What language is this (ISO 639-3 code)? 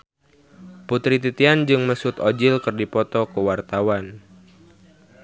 sun